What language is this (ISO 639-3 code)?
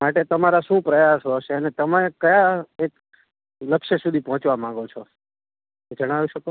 guj